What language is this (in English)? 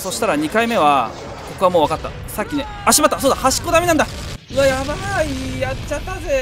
Japanese